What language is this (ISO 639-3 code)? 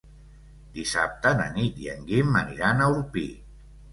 cat